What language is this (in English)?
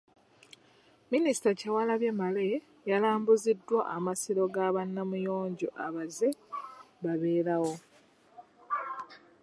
Ganda